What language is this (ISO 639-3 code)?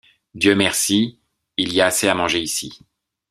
fra